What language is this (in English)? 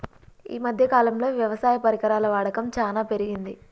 Telugu